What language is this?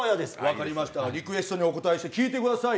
Japanese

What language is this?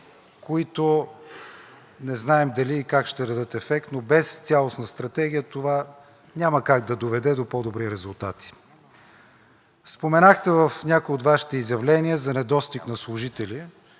Bulgarian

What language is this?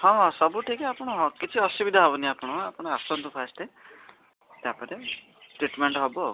Odia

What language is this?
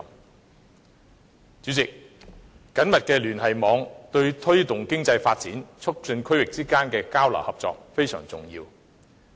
Cantonese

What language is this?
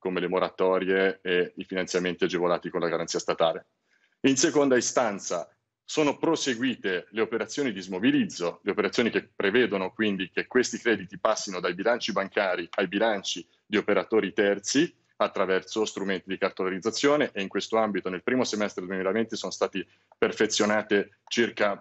Italian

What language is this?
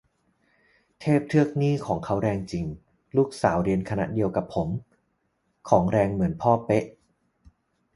Thai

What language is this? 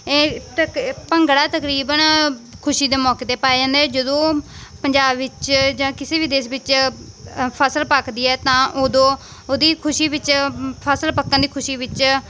Punjabi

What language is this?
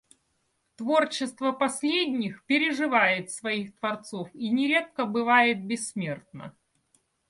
Russian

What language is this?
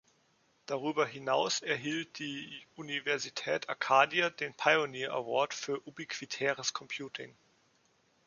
German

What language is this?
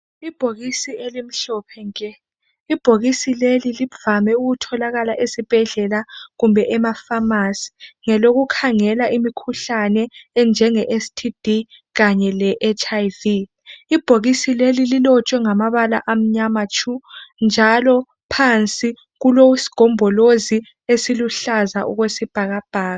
North Ndebele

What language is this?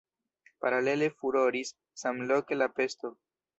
Esperanto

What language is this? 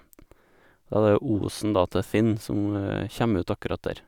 Norwegian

